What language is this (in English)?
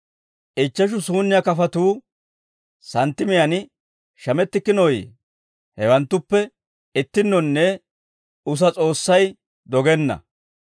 Dawro